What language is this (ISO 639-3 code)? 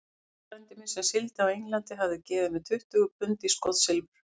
isl